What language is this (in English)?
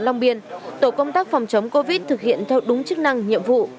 Vietnamese